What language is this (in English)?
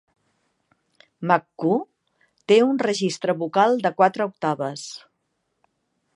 Catalan